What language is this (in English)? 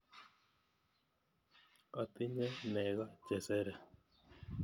Kalenjin